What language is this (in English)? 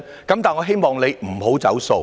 Cantonese